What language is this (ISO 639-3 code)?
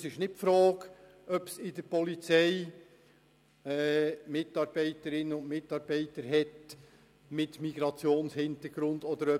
gsw